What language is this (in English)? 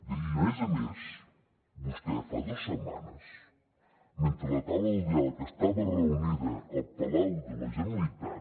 Catalan